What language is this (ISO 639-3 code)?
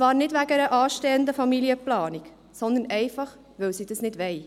gsw